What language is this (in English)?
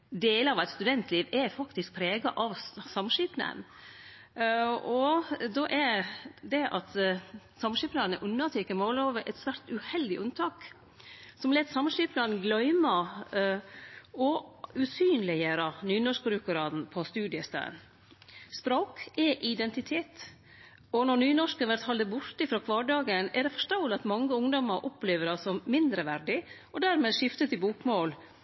Norwegian Nynorsk